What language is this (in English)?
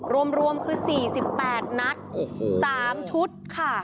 Thai